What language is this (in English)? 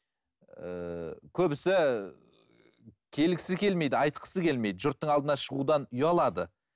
Kazakh